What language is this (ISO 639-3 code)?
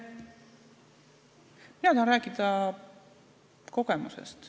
est